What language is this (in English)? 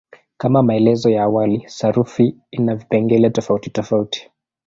Swahili